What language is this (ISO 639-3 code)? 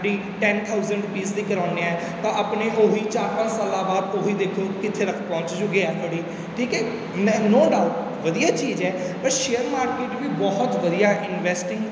pan